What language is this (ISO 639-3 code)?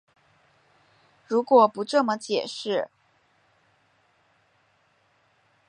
zho